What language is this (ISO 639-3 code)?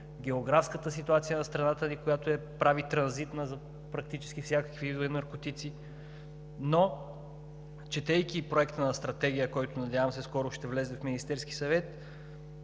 bul